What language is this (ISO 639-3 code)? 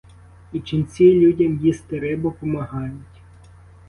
ukr